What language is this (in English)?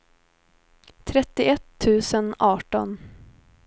Swedish